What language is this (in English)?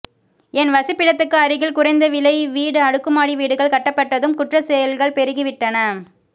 Tamil